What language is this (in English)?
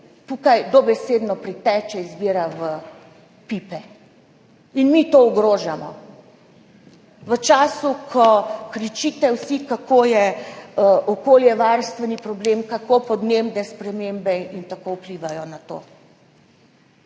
Slovenian